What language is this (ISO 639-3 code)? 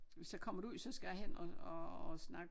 dan